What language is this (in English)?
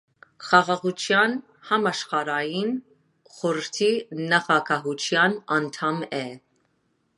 Armenian